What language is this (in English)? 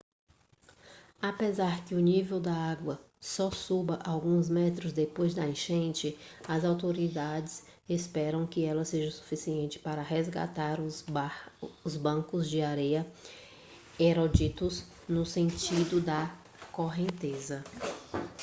Portuguese